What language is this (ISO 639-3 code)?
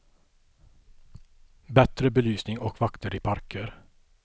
swe